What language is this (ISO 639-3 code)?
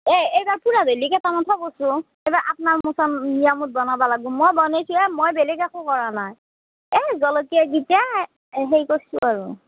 asm